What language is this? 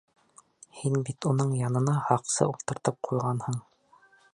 Bashkir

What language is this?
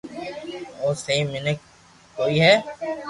Loarki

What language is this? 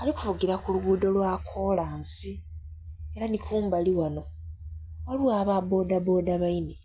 Soga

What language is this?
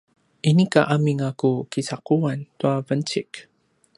Paiwan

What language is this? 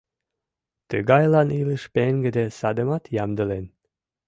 Mari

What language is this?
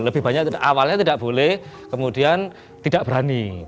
Indonesian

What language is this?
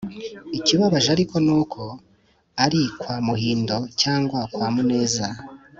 Kinyarwanda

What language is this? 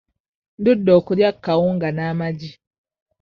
Ganda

